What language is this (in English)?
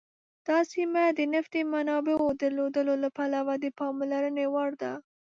Pashto